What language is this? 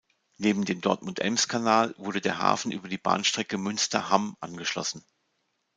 German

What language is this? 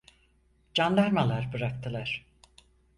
Turkish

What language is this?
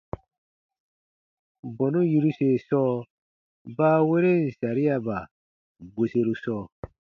Baatonum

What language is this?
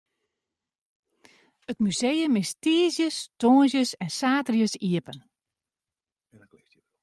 Western Frisian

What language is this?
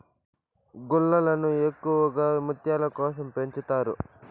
Telugu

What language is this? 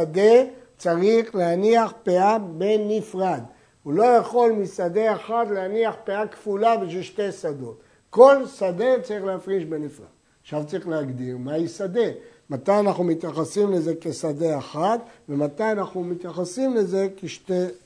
Hebrew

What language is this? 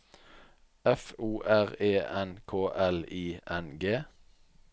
Norwegian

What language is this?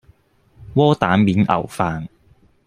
Cantonese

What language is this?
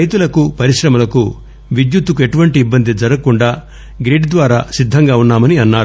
Telugu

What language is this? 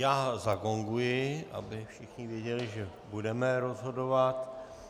Czech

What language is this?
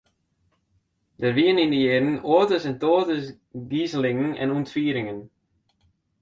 Western Frisian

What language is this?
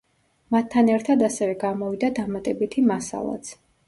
Georgian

